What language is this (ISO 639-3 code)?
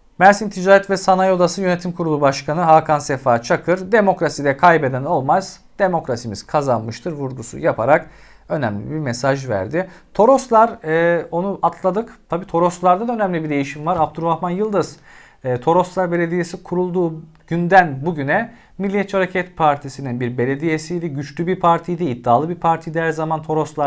tur